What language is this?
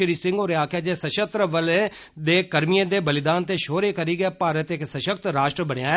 Dogri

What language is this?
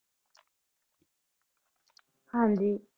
Punjabi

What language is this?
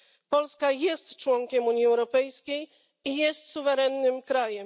Polish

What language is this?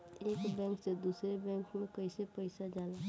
Bhojpuri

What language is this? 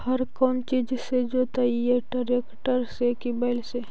Magahi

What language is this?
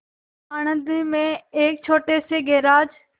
Hindi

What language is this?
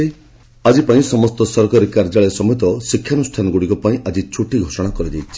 Odia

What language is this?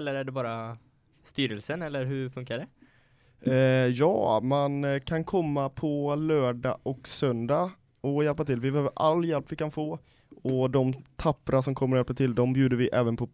Swedish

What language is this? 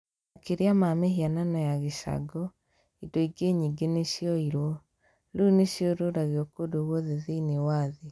Kikuyu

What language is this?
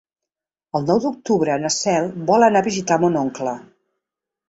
Catalan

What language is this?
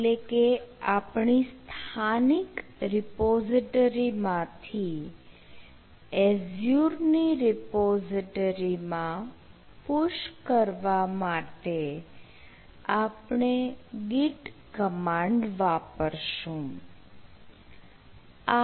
Gujarati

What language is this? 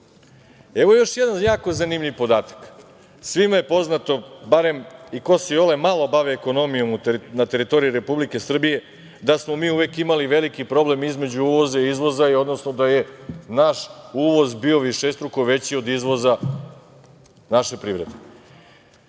Serbian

